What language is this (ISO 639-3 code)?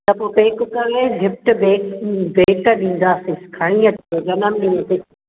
snd